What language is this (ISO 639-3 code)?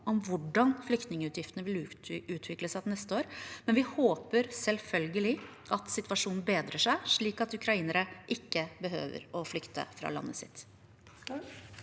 nor